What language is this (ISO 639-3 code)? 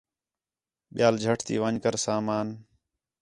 xhe